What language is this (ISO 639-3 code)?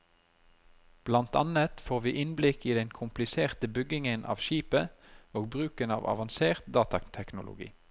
nor